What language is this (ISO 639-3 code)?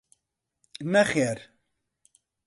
ckb